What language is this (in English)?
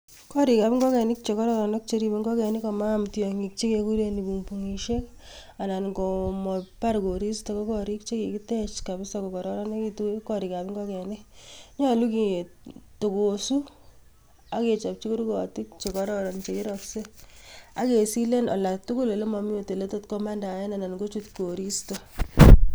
Kalenjin